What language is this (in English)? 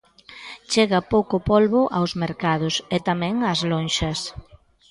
Galician